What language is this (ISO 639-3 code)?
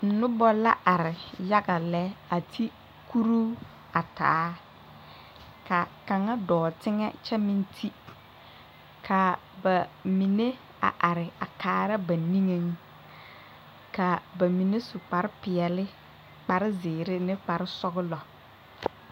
dga